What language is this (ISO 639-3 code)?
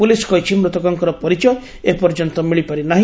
ori